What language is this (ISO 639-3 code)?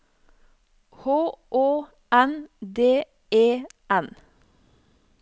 nor